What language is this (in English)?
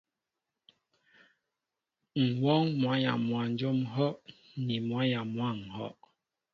Mbo (Cameroon)